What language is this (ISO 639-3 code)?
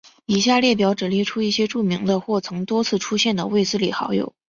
zho